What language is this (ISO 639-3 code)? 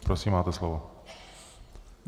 ces